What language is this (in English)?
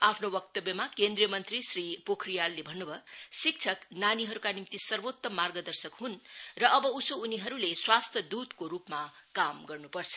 Nepali